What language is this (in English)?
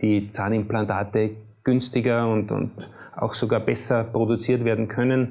German